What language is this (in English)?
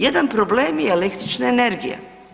Croatian